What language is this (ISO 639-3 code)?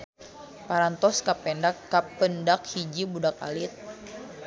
sun